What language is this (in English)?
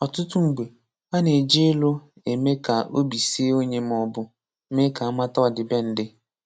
Igbo